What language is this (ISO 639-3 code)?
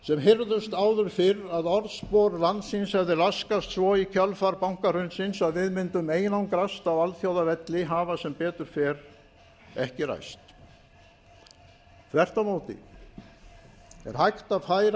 isl